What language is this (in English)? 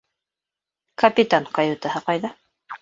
Bashkir